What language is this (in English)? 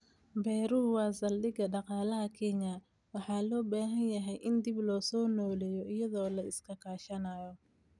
Somali